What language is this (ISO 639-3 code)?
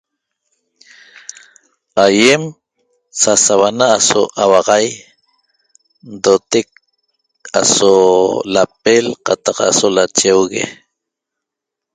tob